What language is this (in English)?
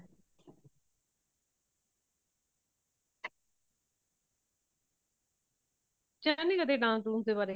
Punjabi